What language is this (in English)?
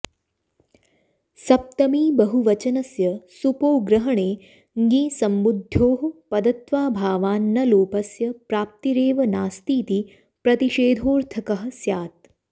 Sanskrit